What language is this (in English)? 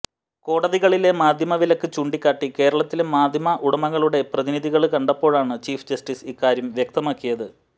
Malayalam